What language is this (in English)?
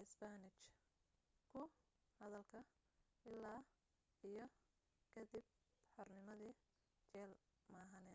Somali